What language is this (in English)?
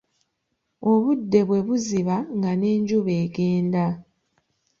Ganda